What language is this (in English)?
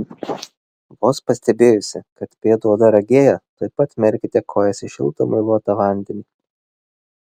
Lithuanian